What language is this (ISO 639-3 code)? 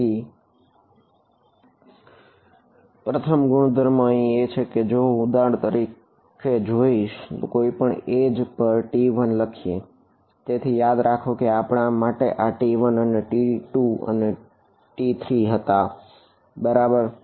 guj